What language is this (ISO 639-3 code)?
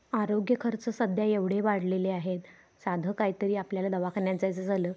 mar